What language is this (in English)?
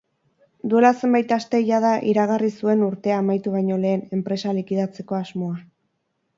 Basque